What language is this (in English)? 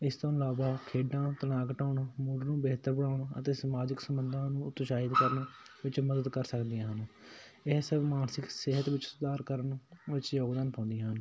Punjabi